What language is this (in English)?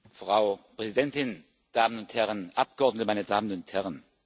German